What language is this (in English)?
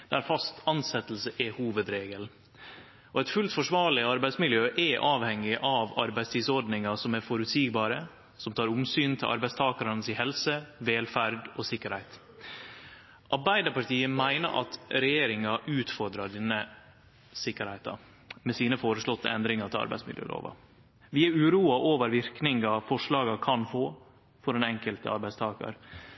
Norwegian Nynorsk